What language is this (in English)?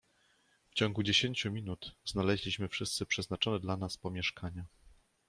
Polish